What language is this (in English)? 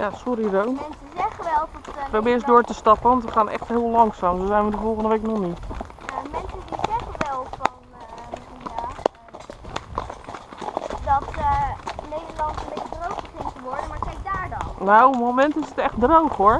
Dutch